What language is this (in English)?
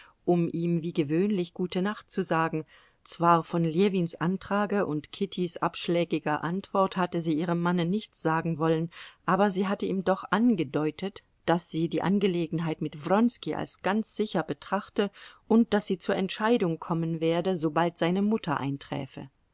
German